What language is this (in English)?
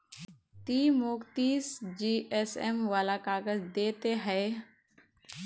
Magahi